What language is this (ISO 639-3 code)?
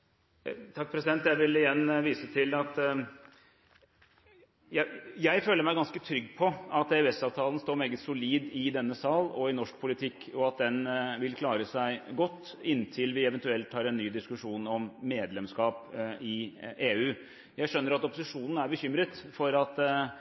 nob